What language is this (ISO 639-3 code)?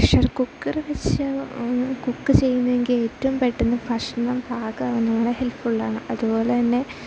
mal